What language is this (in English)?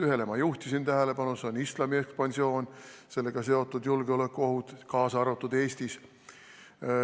Estonian